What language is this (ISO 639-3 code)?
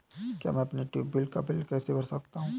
hin